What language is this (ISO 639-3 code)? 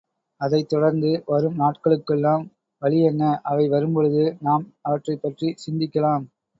tam